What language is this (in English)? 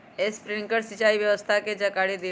Magahi